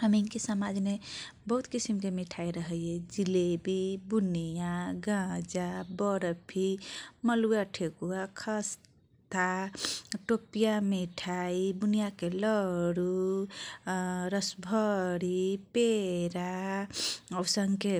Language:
Kochila Tharu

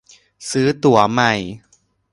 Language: Thai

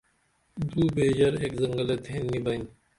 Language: Dameli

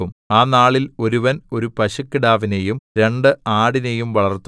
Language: Malayalam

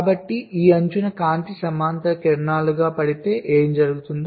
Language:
Telugu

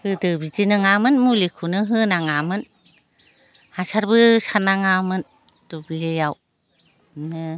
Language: Bodo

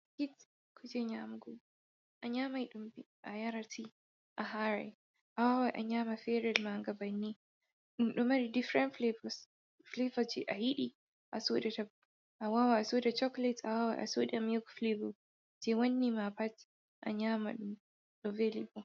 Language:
Fula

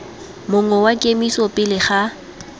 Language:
Tswana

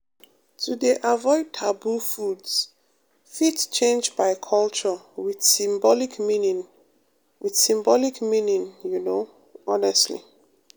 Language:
Nigerian Pidgin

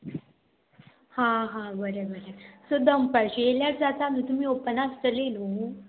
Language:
Konkani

